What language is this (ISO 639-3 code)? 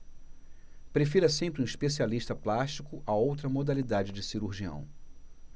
por